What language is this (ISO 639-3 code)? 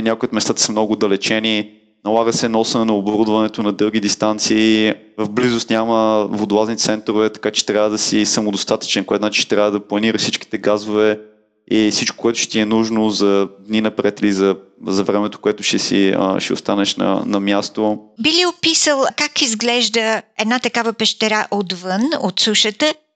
bul